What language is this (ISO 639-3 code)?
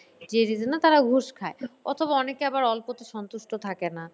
ben